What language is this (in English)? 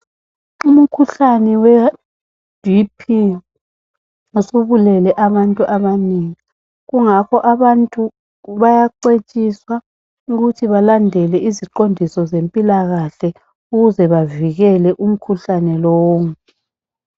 North Ndebele